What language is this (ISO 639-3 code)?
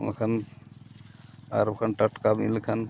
sat